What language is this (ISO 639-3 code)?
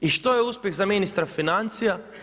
hrv